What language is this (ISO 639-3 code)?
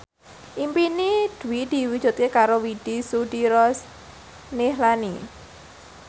jav